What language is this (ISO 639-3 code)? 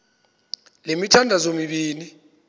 xho